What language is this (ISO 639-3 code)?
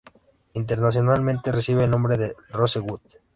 spa